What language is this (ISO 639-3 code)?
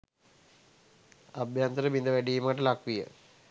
sin